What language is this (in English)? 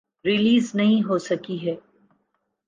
Urdu